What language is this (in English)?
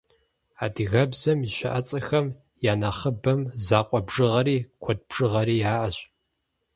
Kabardian